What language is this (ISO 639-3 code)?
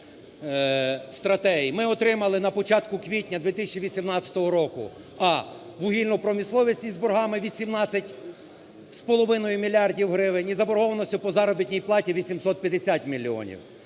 ukr